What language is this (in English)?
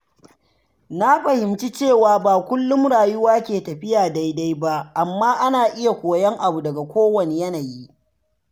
Hausa